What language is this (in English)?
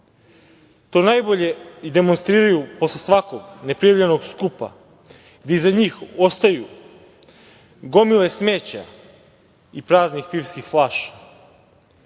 Serbian